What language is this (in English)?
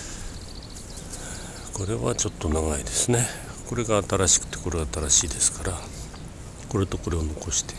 Japanese